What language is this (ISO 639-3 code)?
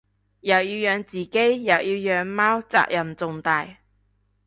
yue